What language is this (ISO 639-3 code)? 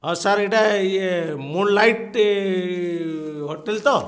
ori